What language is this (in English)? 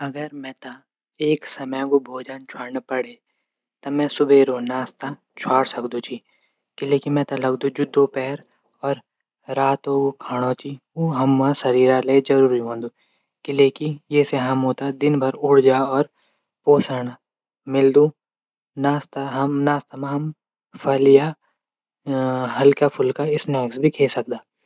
Garhwali